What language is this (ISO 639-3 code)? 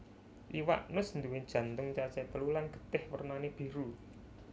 jav